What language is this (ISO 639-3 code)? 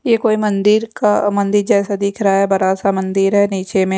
hin